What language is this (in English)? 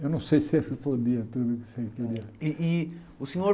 Portuguese